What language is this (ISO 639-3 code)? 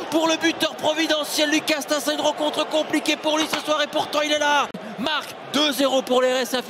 fra